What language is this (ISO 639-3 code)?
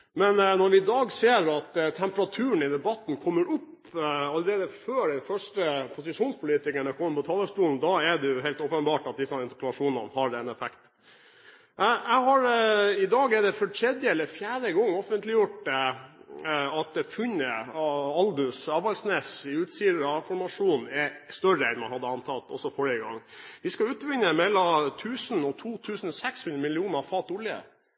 nob